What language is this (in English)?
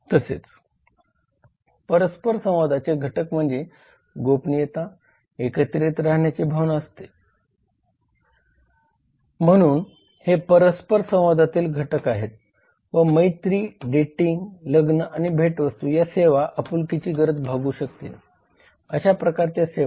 Marathi